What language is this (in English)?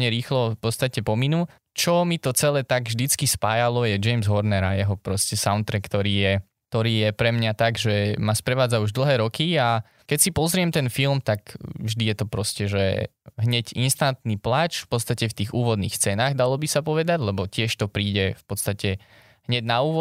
Slovak